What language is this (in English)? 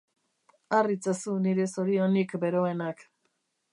Basque